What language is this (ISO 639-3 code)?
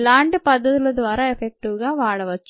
tel